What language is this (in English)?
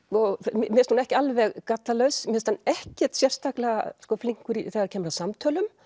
Icelandic